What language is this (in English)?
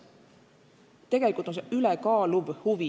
Estonian